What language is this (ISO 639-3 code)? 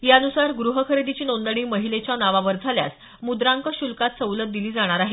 mar